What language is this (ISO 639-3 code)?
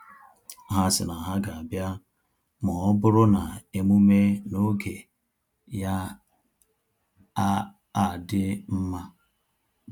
ibo